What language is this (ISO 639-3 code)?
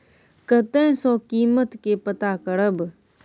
mai